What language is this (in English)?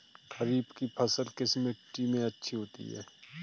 Hindi